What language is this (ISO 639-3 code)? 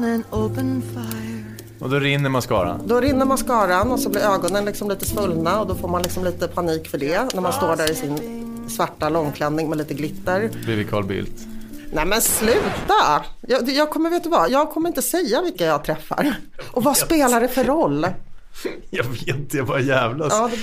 swe